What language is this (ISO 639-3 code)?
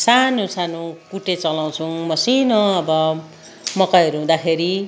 nep